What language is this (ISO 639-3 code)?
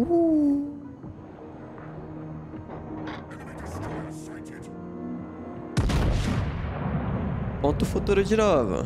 por